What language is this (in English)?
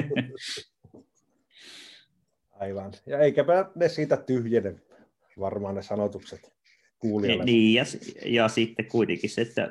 Finnish